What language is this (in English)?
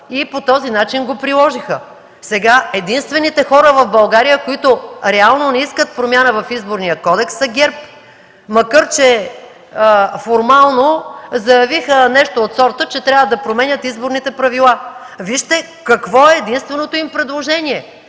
Bulgarian